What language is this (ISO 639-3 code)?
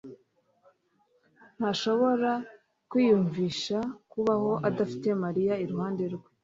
kin